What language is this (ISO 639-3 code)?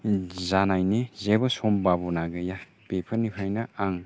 brx